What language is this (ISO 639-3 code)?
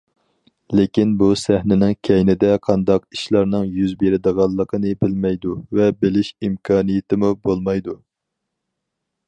uig